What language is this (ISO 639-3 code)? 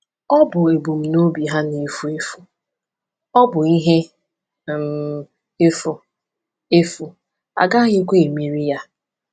ibo